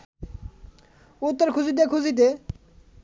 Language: Bangla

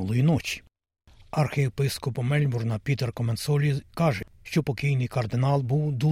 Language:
Ukrainian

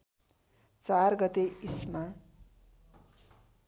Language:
Nepali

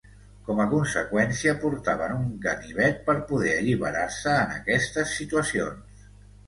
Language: Catalan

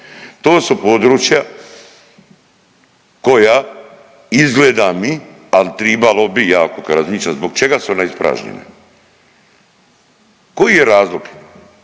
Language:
Croatian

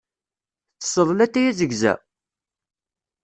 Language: Kabyle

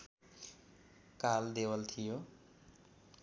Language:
Nepali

